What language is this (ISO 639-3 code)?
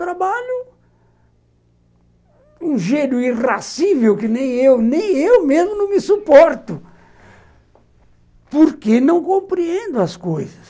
por